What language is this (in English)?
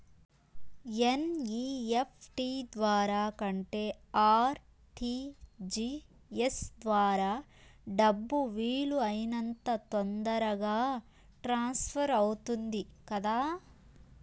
Telugu